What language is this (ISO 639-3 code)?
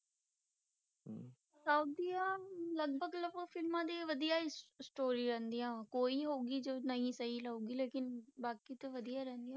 pan